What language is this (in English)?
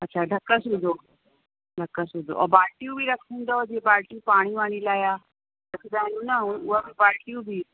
Sindhi